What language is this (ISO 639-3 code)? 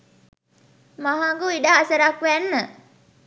sin